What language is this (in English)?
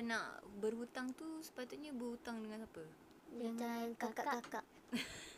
Malay